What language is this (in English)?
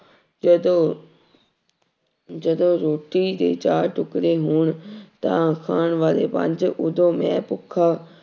Punjabi